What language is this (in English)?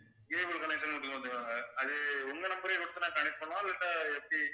Tamil